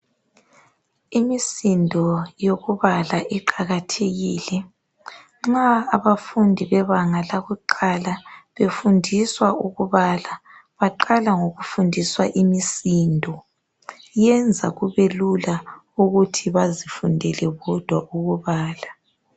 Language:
North Ndebele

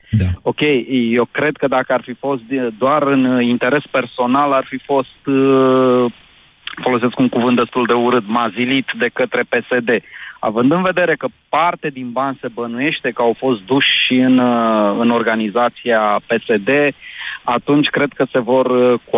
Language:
Romanian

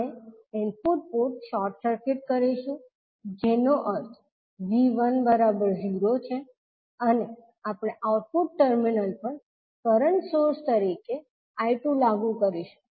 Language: Gujarati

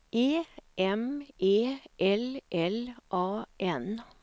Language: Swedish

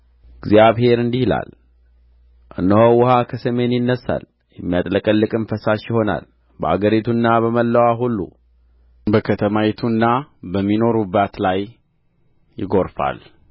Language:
Amharic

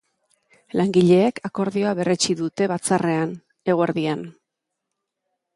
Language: Basque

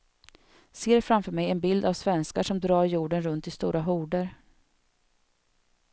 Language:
Swedish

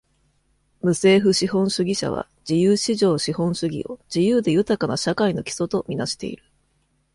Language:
Japanese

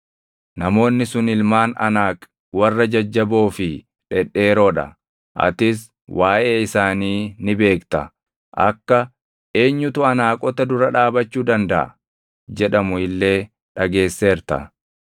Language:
Oromo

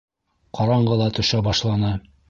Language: Bashkir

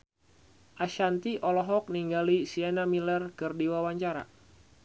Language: Sundanese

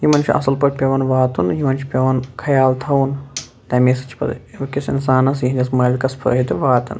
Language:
Kashmiri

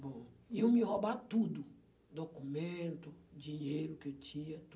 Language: Portuguese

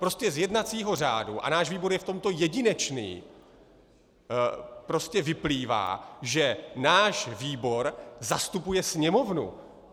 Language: Czech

